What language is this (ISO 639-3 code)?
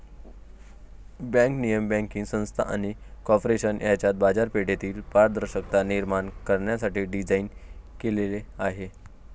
mar